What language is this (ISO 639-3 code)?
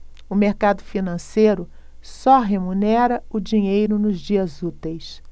por